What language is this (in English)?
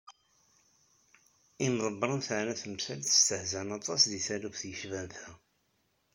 Kabyle